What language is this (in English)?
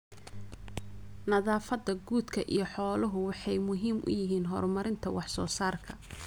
Somali